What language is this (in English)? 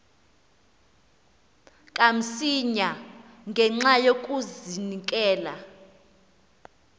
Xhosa